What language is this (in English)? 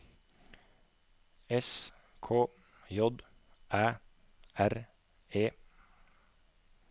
Norwegian